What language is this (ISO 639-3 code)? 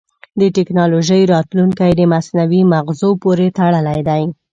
pus